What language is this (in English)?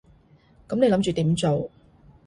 Cantonese